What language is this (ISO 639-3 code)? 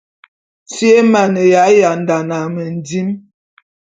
bum